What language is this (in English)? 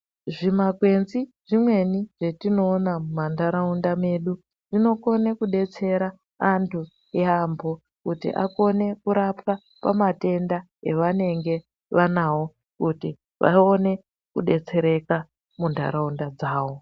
Ndau